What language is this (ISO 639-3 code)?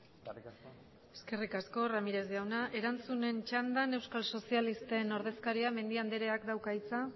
eus